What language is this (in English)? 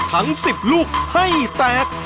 Thai